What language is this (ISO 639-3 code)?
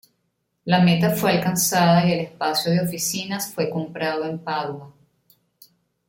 spa